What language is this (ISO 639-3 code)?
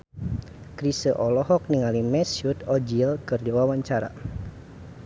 sun